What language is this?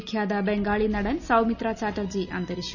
Malayalam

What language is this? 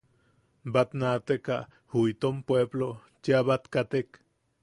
Yaqui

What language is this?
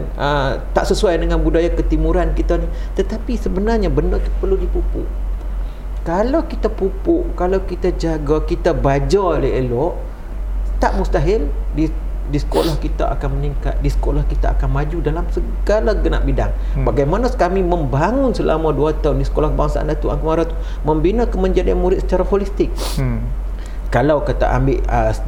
Malay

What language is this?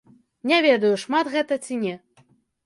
Belarusian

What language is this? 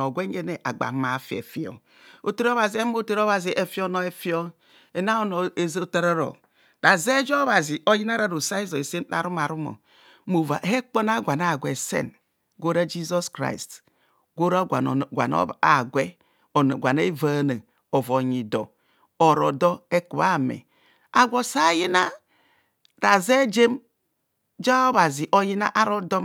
Kohumono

